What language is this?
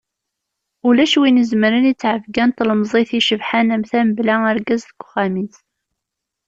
Kabyle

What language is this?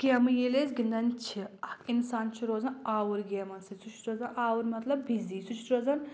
Kashmiri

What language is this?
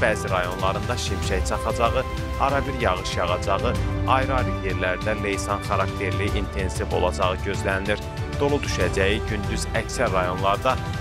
Turkish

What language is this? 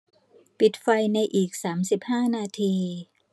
Thai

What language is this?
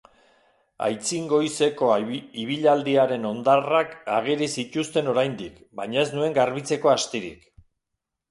Basque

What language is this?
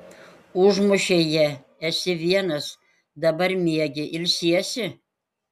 Lithuanian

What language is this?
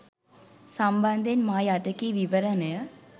Sinhala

